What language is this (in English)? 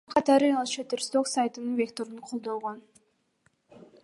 Kyrgyz